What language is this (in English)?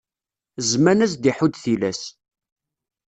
Kabyle